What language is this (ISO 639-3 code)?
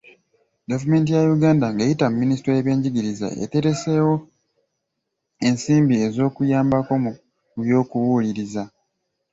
lug